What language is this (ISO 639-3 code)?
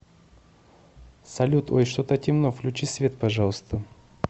rus